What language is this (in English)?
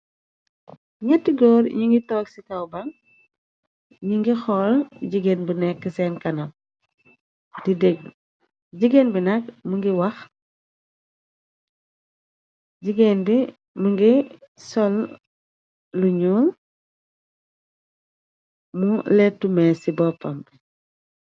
Wolof